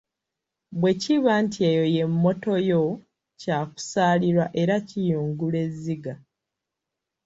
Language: Ganda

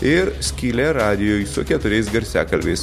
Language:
Lithuanian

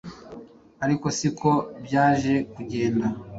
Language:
Kinyarwanda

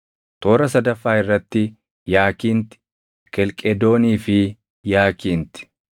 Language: Oromo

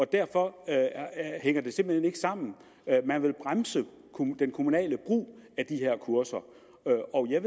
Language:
Danish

